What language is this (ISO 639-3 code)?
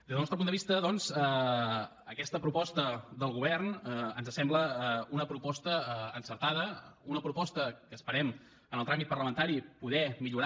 cat